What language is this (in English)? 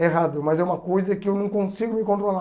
Portuguese